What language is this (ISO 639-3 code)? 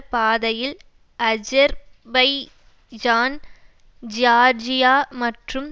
tam